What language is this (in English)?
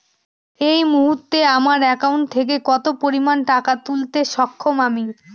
Bangla